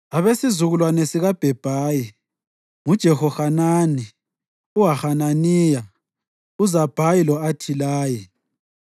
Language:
North Ndebele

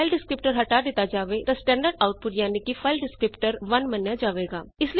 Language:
Punjabi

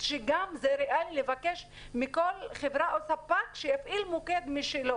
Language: Hebrew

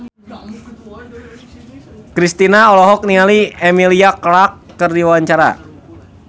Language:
Sundanese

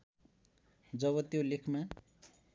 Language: Nepali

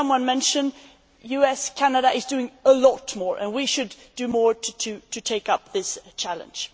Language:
English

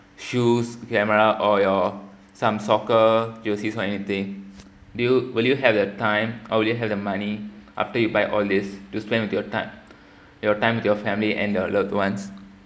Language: English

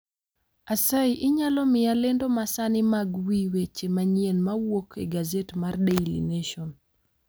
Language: Luo (Kenya and Tanzania)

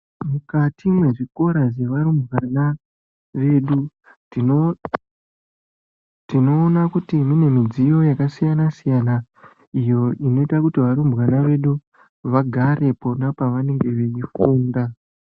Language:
Ndau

